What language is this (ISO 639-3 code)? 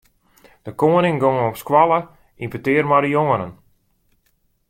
fry